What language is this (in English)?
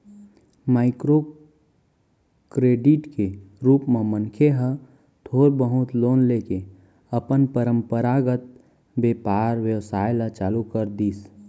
Chhattisgarhi